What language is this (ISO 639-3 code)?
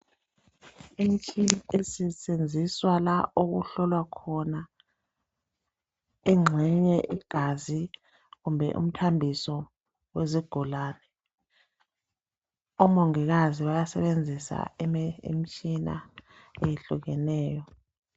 nde